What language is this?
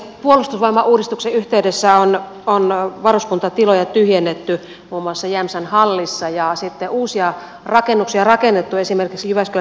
Finnish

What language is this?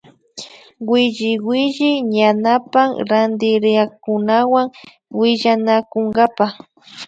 Imbabura Highland Quichua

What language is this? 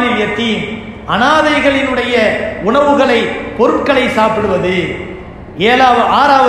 Arabic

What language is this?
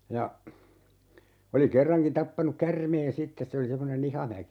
Finnish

